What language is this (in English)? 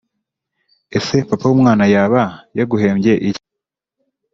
Kinyarwanda